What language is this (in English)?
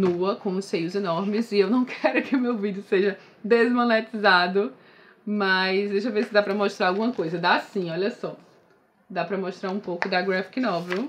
Portuguese